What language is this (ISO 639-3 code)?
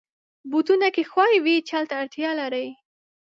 pus